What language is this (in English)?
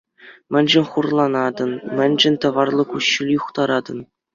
Chuvash